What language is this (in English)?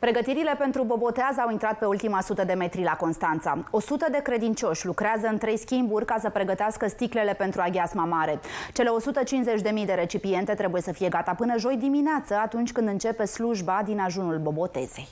Romanian